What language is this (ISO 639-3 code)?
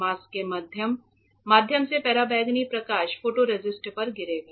hin